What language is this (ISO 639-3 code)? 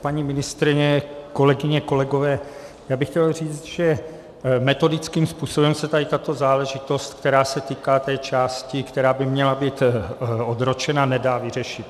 ces